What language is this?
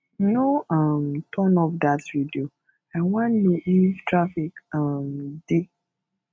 Nigerian Pidgin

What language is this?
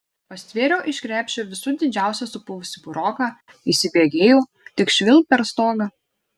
Lithuanian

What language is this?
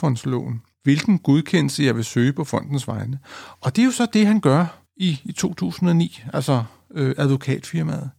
Danish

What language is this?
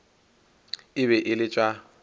Northern Sotho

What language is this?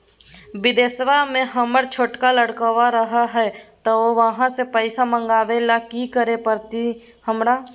Magahi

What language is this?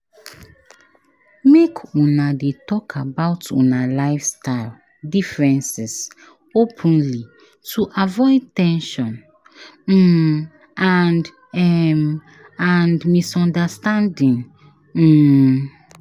Nigerian Pidgin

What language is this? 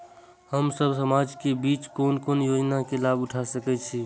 Maithili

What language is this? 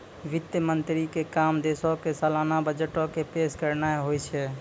Maithili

